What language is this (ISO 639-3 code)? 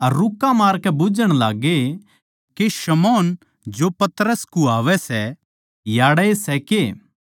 bgc